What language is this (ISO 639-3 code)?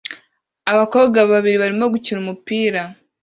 kin